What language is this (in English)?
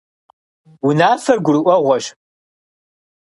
Kabardian